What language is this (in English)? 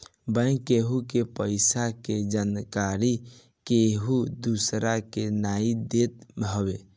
Bhojpuri